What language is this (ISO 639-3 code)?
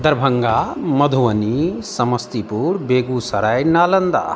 mai